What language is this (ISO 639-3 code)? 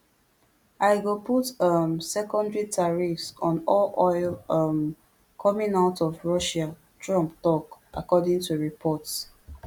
pcm